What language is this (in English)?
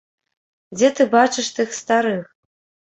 Belarusian